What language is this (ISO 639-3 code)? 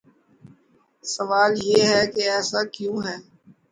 urd